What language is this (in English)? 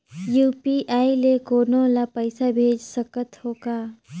Chhattisgarhi